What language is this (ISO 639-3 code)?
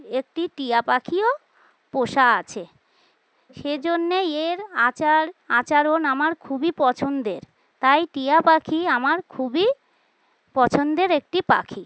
ben